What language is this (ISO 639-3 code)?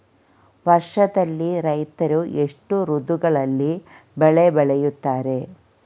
kan